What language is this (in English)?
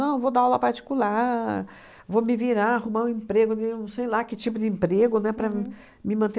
Portuguese